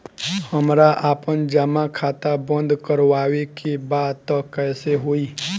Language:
Bhojpuri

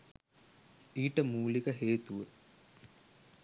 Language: Sinhala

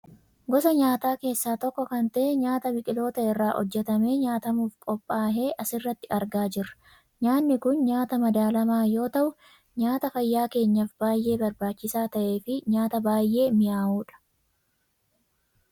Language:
Oromo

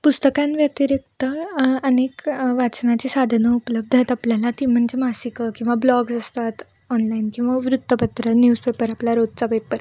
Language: Marathi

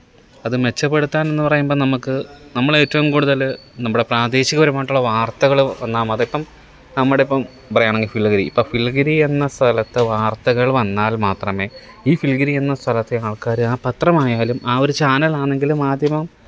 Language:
Malayalam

